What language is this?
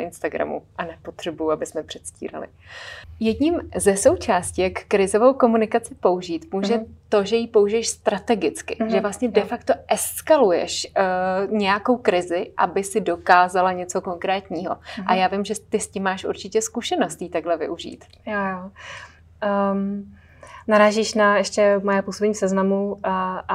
Czech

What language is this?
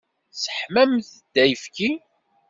Kabyle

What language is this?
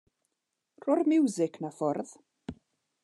Welsh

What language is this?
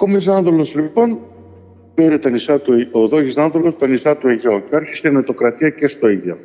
Greek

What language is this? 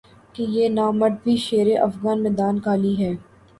Urdu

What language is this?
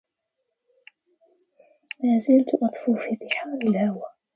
Arabic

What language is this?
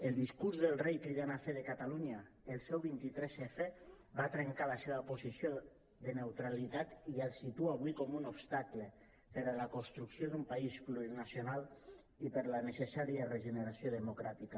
Catalan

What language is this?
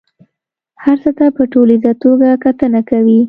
Pashto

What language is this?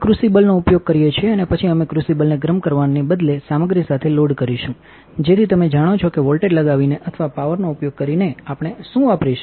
Gujarati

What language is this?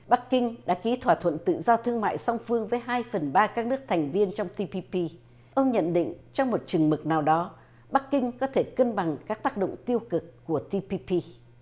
Vietnamese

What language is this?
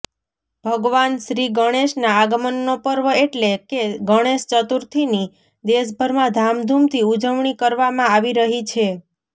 Gujarati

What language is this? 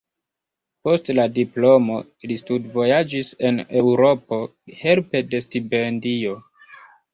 Esperanto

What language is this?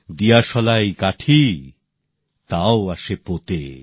Bangla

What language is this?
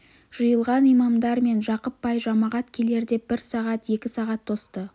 Kazakh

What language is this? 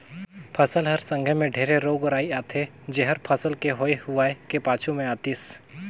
Chhattisgarhi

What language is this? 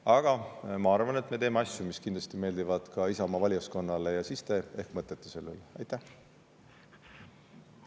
Estonian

